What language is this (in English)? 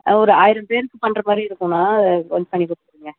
Tamil